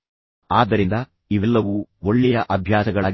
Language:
Kannada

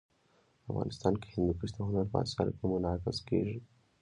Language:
Pashto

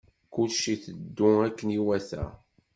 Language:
Kabyle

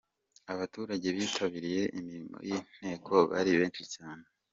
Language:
Kinyarwanda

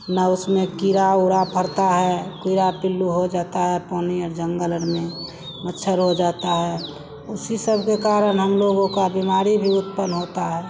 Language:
Hindi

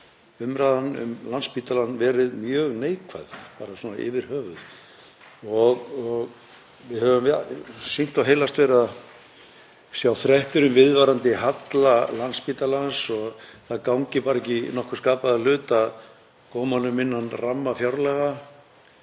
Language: Icelandic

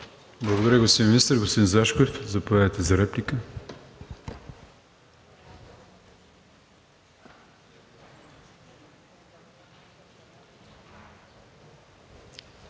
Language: Bulgarian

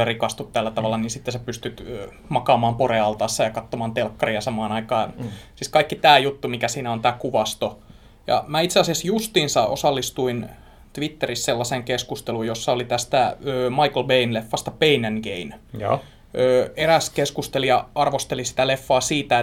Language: Finnish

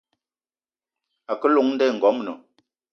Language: Eton (Cameroon)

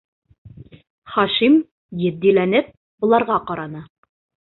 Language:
Bashkir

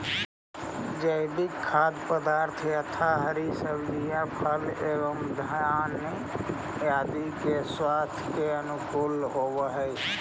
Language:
Magahi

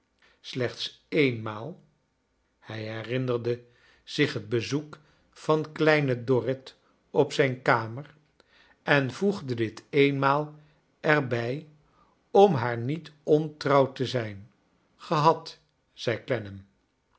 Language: Dutch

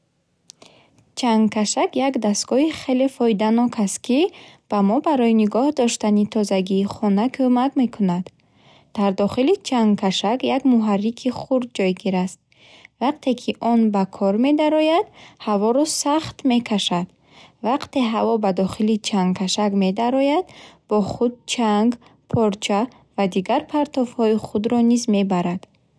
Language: Bukharic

